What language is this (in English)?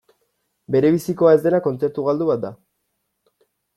Basque